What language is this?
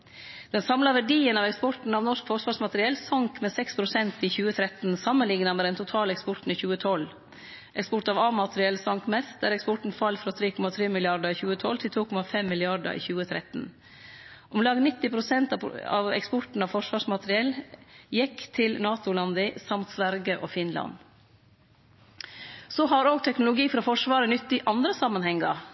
Norwegian Nynorsk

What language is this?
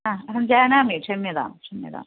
Sanskrit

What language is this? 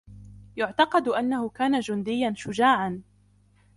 Arabic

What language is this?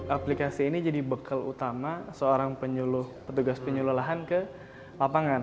Indonesian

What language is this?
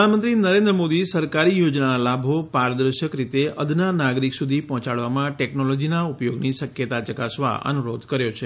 Gujarati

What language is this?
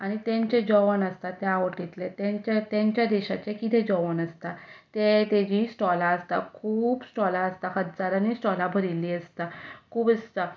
Konkani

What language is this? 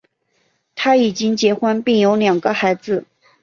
Chinese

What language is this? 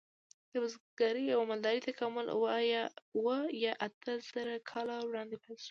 Pashto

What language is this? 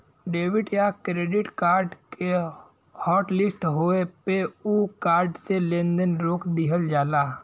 Bhojpuri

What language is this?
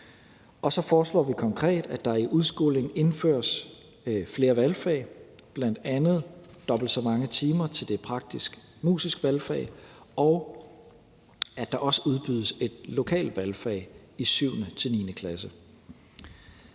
Danish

